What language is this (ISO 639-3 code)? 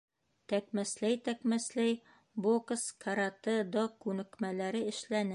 bak